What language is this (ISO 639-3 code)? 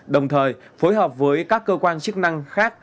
vie